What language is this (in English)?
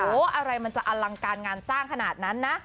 Thai